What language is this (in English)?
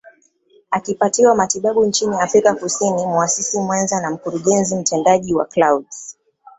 Swahili